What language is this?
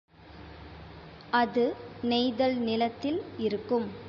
Tamil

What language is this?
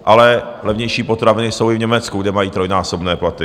Czech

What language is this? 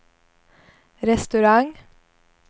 Swedish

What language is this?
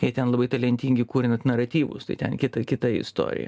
Lithuanian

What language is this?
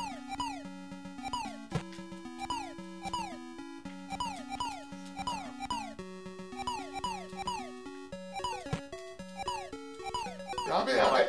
Japanese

